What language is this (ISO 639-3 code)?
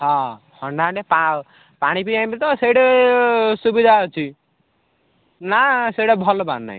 ori